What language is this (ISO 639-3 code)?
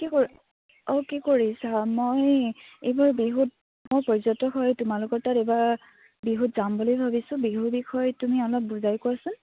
asm